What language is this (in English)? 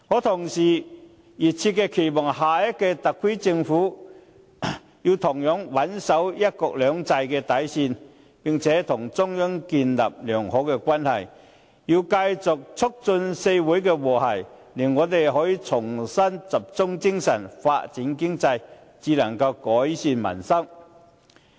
Cantonese